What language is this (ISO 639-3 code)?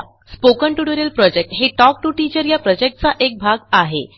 mar